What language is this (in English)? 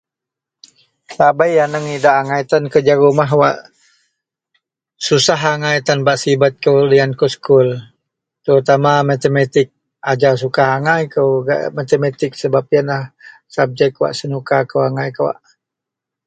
Central Melanau